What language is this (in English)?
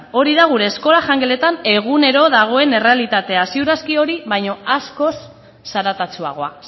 Basque